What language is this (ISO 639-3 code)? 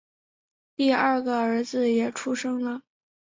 zho